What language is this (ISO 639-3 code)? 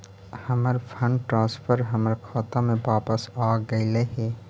mag